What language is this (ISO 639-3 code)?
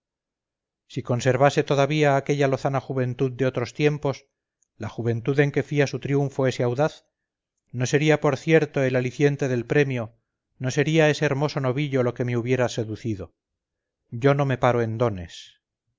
spa